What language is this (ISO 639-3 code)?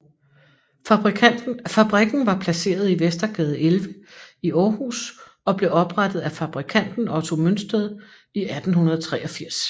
dan